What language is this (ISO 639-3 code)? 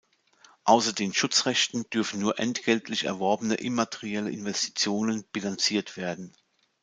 deu